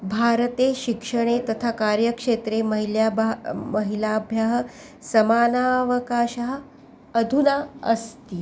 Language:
Sanskrit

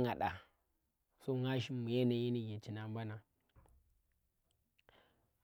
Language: Tera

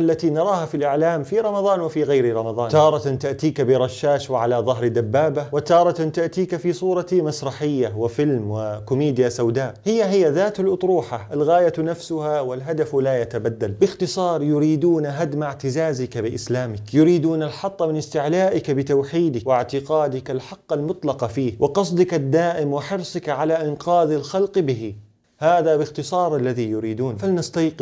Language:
Arabic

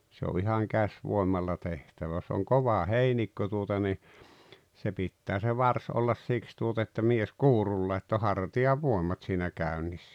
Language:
Finnish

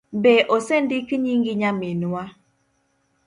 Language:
Luo (Kenya and Tanzania)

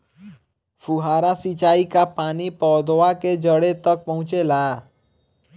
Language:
Bhojpuri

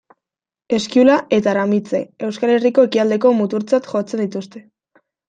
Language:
Basque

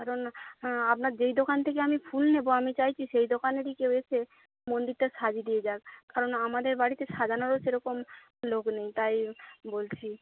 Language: Bangla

